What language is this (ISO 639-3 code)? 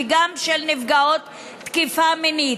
heb